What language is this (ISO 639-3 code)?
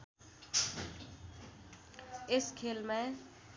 nep